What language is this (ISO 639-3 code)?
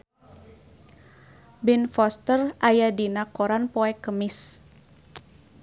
sun